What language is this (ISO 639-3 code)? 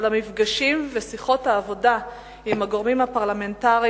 heb